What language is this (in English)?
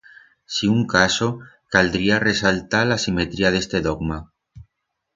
Aragonese